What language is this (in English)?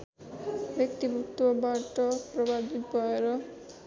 Nepali